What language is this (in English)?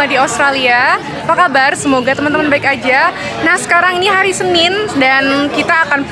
Indonesian